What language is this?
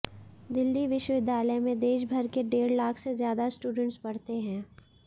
Hindi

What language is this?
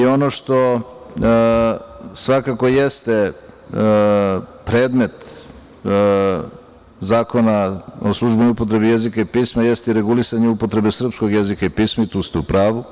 Serbian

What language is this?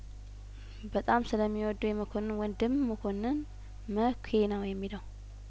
Amharic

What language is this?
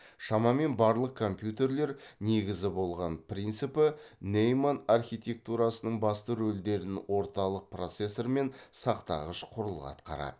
Kazakh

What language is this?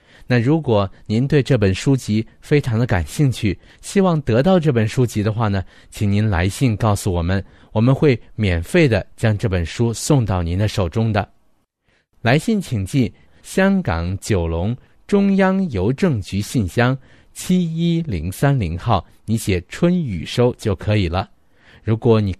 Chinese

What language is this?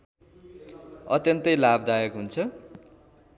Nepali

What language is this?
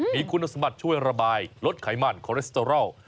Thai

